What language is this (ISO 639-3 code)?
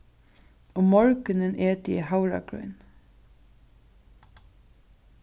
fao